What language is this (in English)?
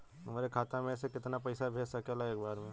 Bhojpuri